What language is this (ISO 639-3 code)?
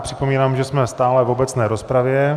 ces